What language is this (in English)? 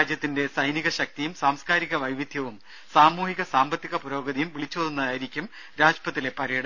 Malayalam